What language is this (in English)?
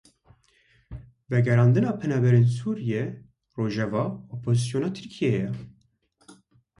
Kurdish